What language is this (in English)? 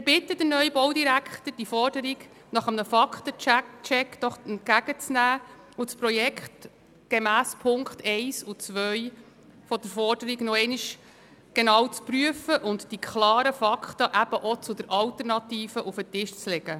Swiss German